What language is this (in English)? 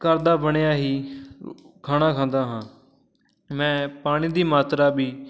Punjabi